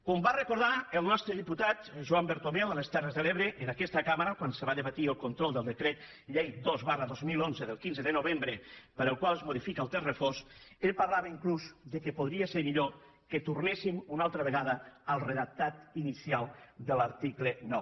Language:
Catalan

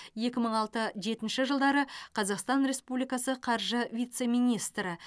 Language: Kazakh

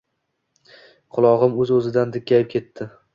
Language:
Uzbek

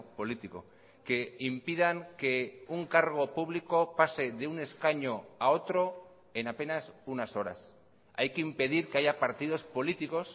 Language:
Spanish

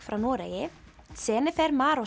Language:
Icelandic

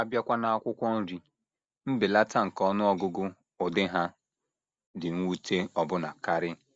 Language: Igbo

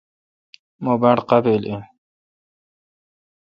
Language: Kalkoti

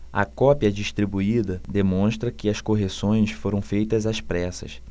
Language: Portuguese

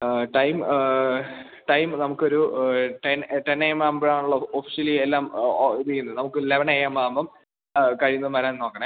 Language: Malayalam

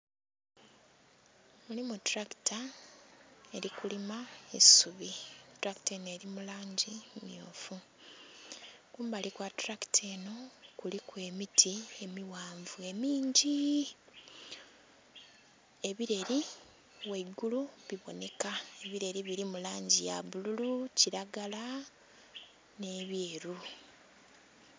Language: Soga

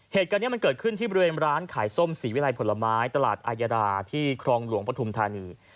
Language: Thai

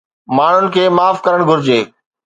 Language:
Sindhi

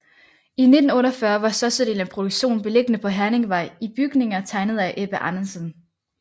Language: Danish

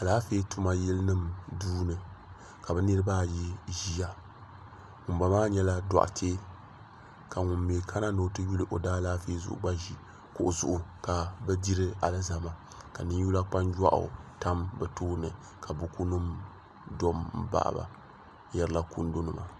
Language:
Dagbani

